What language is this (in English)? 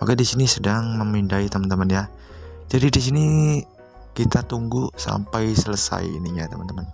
Indonesian